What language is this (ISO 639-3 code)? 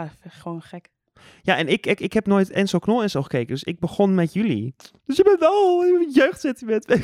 nld